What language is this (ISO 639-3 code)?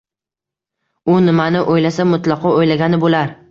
uzb